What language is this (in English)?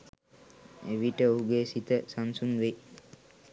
Sinhala